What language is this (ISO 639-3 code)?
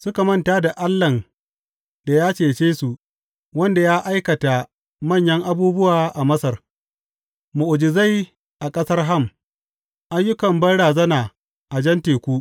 hau